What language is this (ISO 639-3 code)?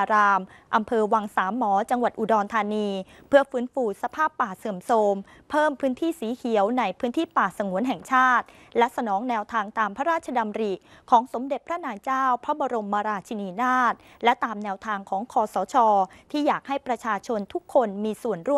tha